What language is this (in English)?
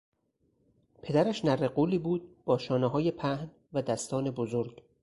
Persian